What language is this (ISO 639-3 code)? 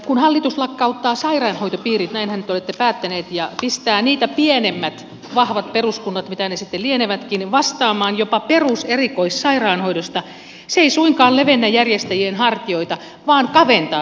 fin